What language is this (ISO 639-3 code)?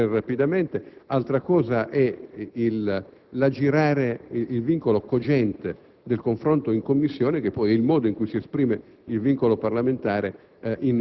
ita